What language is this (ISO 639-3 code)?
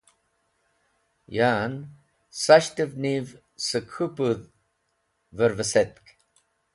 wbl